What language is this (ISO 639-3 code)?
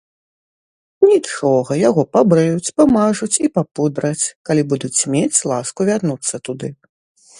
bel